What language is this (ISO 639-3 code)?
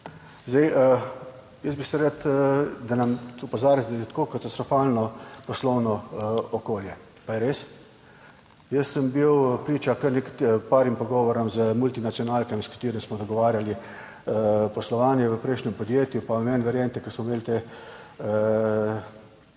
slv